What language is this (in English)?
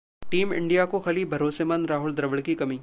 Hindi